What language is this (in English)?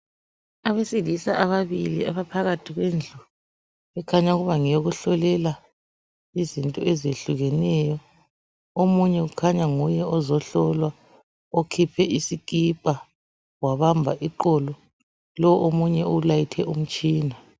North Ndebele